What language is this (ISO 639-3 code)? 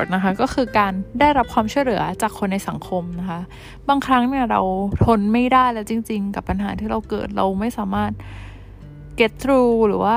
tha